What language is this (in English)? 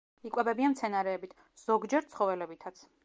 Georgian